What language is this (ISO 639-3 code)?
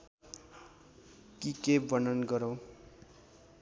nep